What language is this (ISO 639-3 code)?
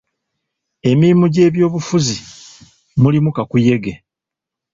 lug